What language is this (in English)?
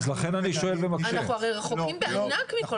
Hebrew